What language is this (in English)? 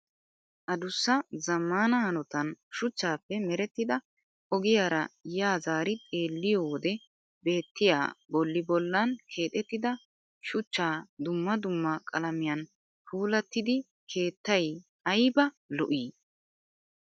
Wolaytta